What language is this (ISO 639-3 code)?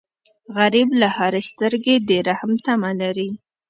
pus